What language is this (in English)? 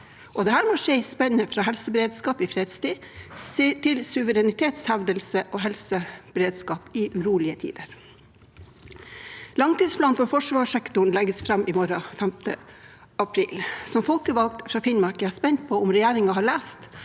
Norwegian